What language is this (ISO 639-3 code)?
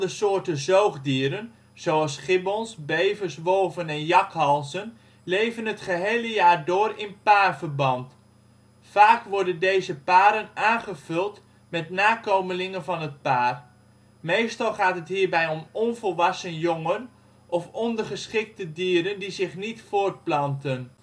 nld